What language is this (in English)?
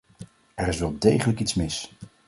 Dutch